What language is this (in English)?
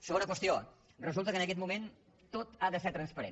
Catalan